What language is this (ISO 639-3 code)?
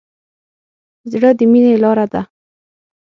pus